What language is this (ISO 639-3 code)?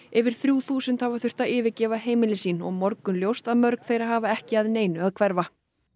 isl